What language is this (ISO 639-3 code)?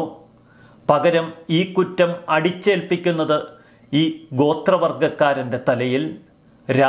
tur